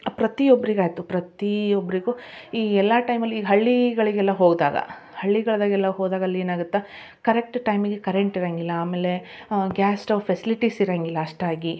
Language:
Kannada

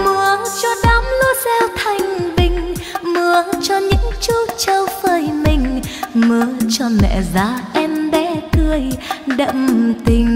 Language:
Vietnamese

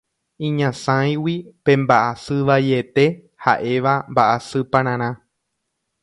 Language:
Guarani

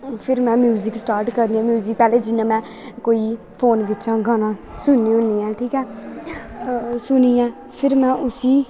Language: Dogri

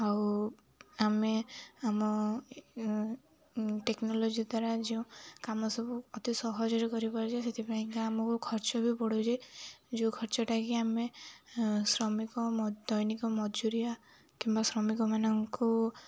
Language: Odia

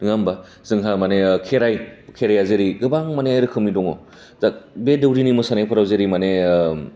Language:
Bodo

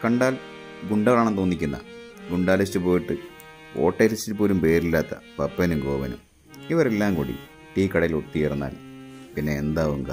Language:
Indonesian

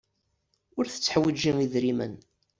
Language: Kabyle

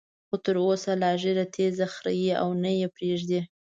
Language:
Pashto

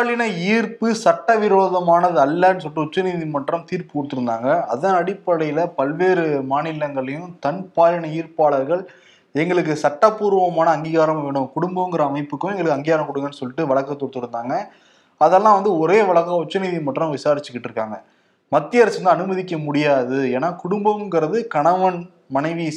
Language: Tamil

